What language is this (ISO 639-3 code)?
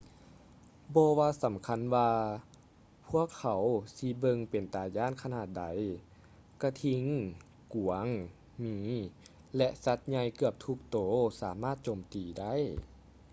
lao